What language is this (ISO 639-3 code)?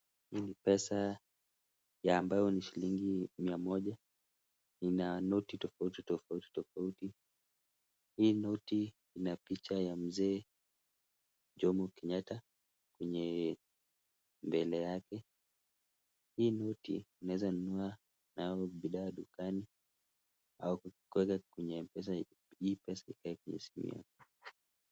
swa